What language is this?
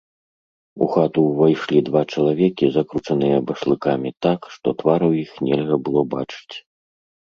Belarusian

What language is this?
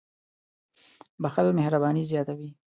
Pashto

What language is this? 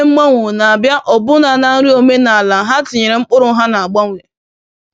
Igbo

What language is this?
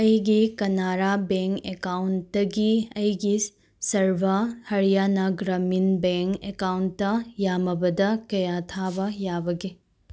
Manipuri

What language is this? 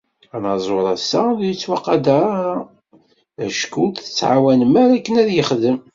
Kabyle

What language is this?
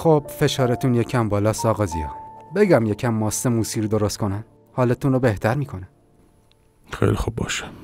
Persian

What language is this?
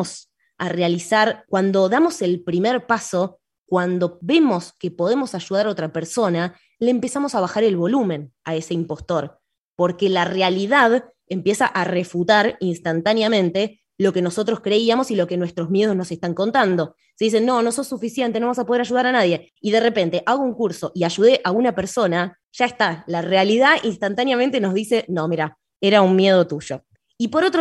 Spanish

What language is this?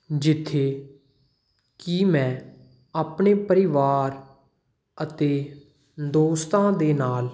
Punjabi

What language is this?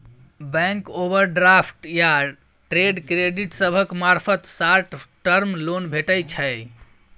Maithili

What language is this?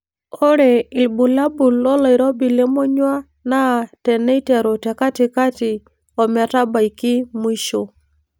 Masai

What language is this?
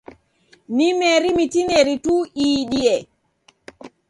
Taita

